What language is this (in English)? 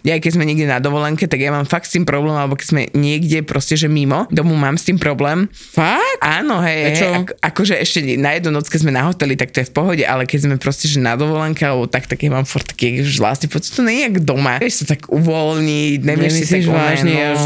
Slovak